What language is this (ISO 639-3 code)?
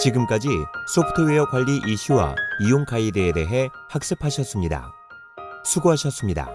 kor